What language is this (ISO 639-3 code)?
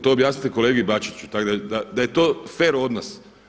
hrv